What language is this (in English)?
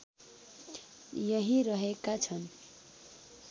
Nepali